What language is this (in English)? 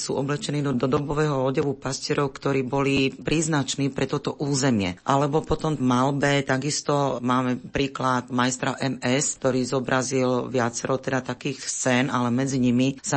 Slovak